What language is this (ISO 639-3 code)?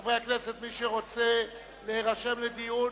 heb